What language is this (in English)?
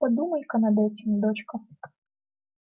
Russian